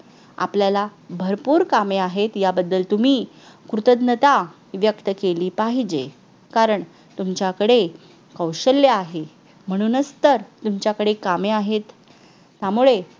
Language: Marathi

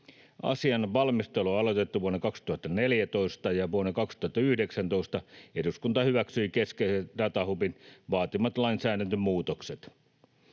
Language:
Finnish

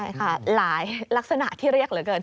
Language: Thai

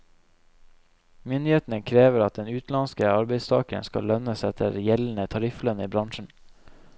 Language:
Norwegian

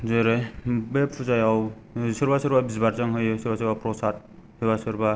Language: Bodo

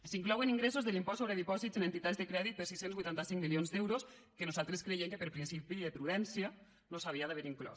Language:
Catalan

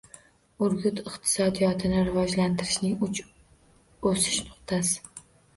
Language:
Uzbek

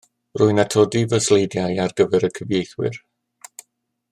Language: Welsh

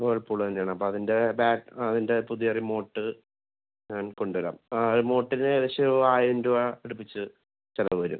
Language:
Malayalam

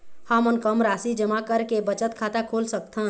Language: Chhattisgarhi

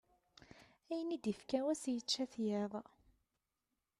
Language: Kabyle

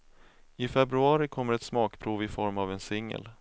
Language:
Swedish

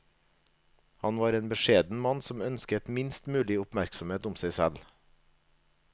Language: Norwegian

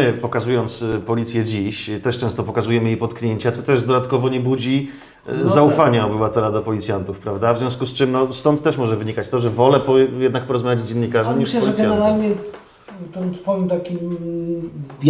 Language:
Polish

